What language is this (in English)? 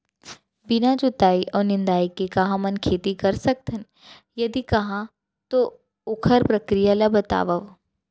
Chhattisgarhi